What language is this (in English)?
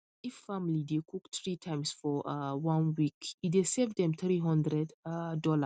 Nigerian Pidgin